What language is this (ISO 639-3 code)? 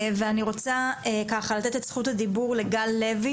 heb